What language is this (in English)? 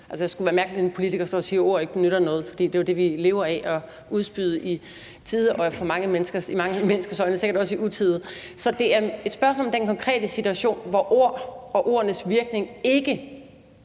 Danish